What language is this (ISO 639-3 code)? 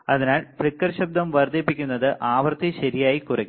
mal